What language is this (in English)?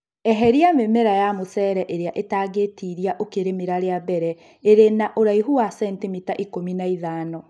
Kikuyu